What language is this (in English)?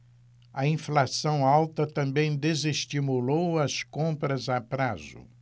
Portuguese